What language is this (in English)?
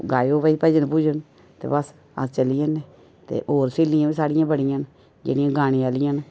Dogri